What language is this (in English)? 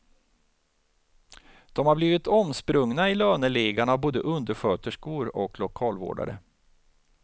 Swedish